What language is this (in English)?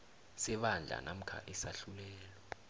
South Ndebele